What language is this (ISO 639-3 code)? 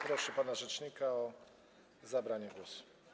pol